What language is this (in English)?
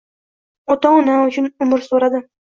Uzbek